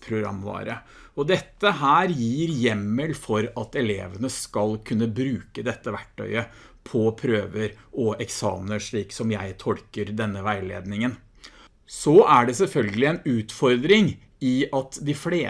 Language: Norwegian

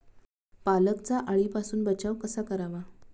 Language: Marathi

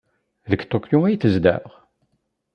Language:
Kabyle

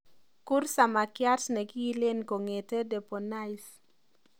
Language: Kalenjin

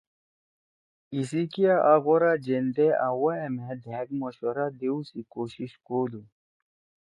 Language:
Torwali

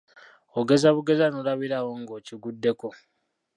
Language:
Ganda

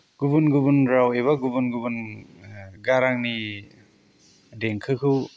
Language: Bodo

